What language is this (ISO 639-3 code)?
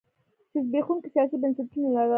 pus